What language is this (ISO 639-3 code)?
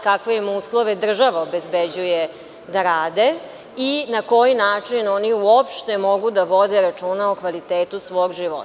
srp